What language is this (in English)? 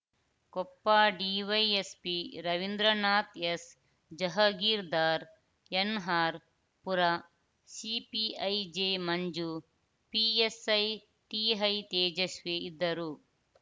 Kannada